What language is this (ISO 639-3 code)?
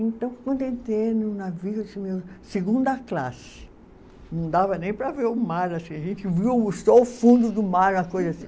por